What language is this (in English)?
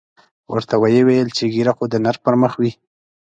Pashto